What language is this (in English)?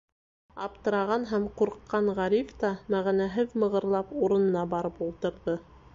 Bashkir